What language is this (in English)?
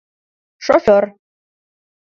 Mari